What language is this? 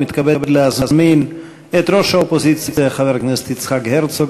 Hebrew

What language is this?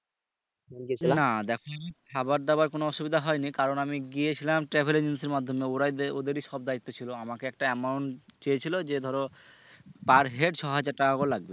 Bangla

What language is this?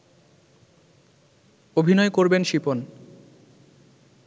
Bangla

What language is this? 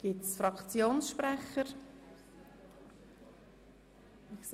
Swiss German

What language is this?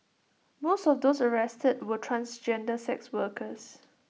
English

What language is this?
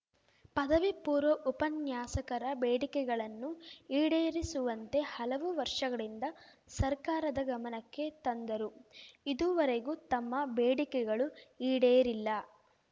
Kannada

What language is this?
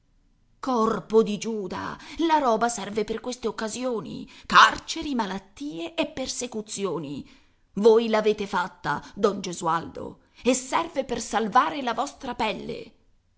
Italian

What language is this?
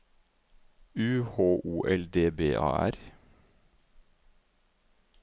Norwegian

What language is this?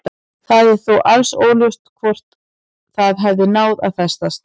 Icelandic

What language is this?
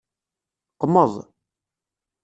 Kabyle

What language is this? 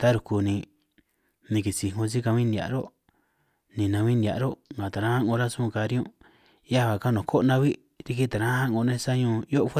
San Martín Itunyoso Triqui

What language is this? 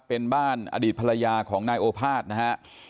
Thai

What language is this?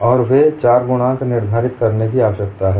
Hindi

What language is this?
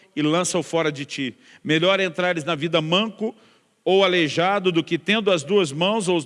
Portuguese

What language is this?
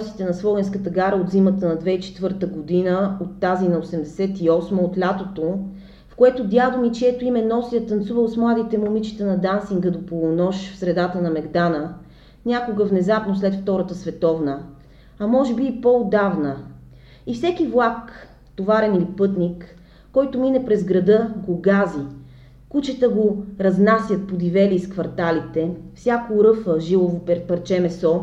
Bulgarian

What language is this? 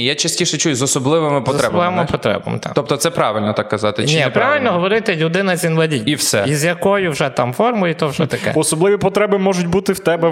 Ukrainian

